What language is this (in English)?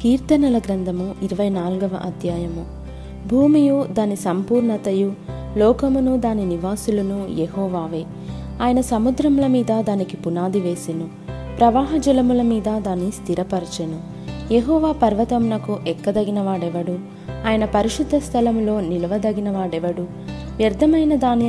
Telugu